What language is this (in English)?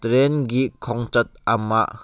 Manipuri